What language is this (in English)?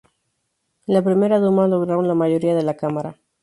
Spanish